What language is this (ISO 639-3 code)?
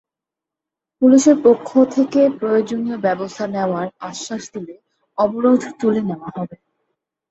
ben